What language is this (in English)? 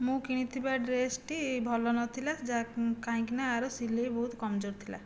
Odia